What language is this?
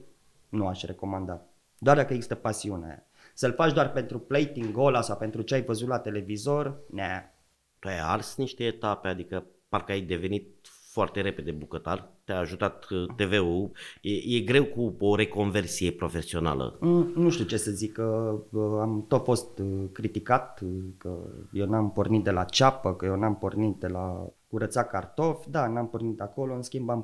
Romanian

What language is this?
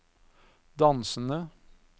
Norwegian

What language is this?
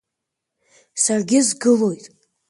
Abkhazian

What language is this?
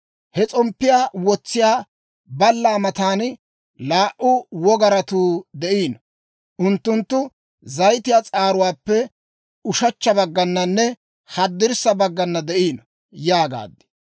Dawro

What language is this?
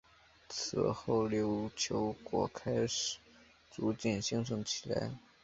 Chinese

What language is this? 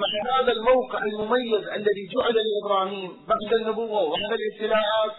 Arabic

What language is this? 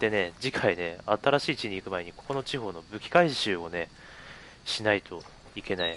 Japanese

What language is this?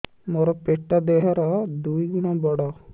Odia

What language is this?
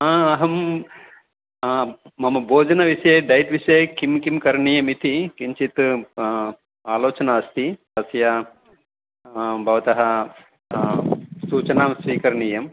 Sanskrit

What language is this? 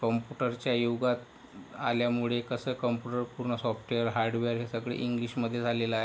Marathi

